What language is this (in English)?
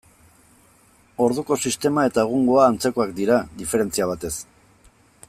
Basque